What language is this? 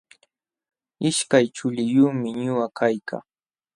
Jauja Wanca Quechua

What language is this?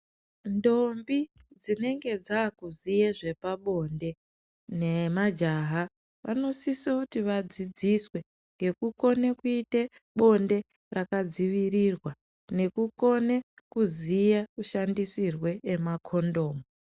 Ndau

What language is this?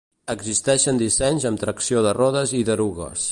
Catalan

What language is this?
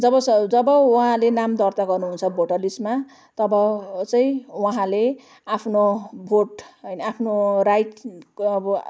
Nepali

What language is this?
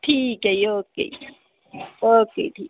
Punjabi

